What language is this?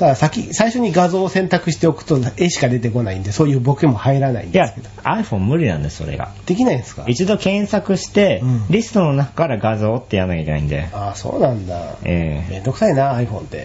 Japanese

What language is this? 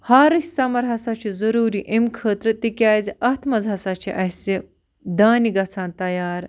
Kashmiri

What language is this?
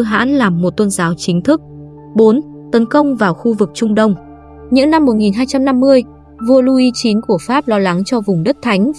Vietnamese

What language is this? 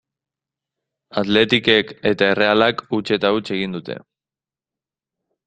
Basque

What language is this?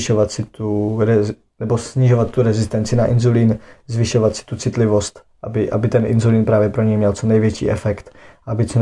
Czech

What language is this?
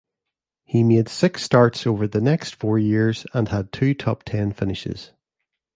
English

